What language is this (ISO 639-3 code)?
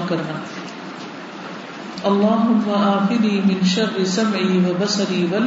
urd